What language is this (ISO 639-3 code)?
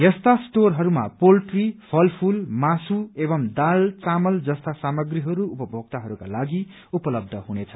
nep